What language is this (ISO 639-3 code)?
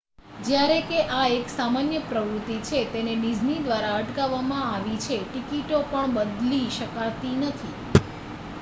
guj